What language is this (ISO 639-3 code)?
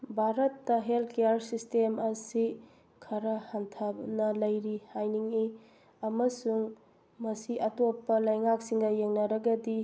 mni